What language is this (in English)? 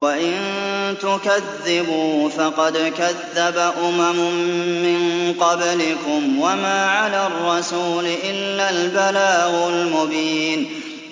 Arabic